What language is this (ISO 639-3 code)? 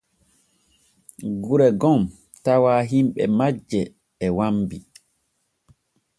fue